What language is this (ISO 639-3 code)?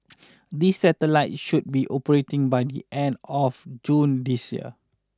eng